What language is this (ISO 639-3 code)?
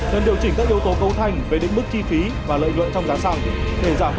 vie